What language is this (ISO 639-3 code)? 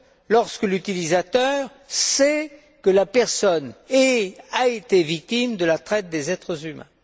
fra